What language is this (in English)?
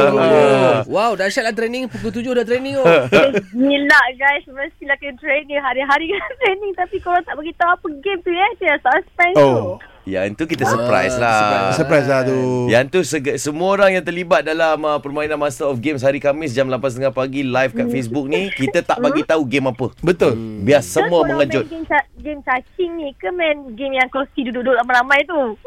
Malay